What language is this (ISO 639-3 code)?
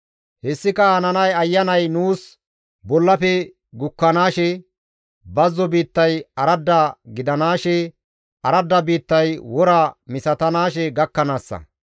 gmv